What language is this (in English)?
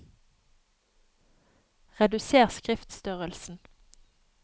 Norwegian